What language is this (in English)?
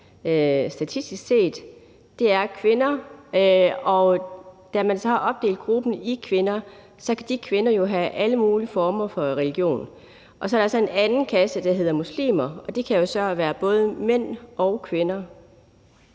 Danish